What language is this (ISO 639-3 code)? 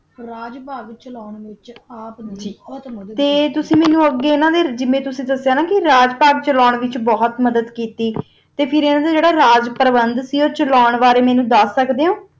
pan